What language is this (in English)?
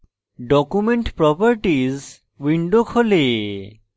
Bangla